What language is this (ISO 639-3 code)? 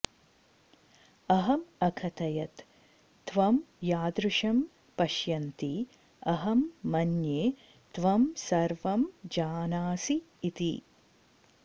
san